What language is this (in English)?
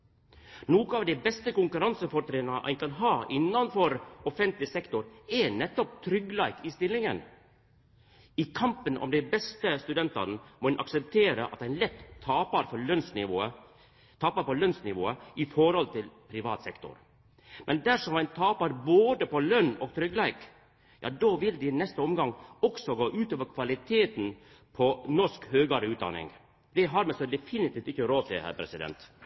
Norwegian Nynorsk